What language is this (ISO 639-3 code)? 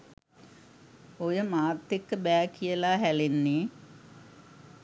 sin